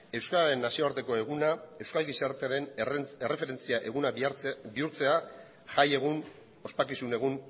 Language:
Basque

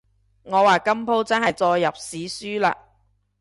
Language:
Cantonese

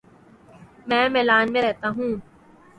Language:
Urdu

